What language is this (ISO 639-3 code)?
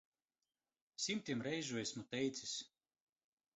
lav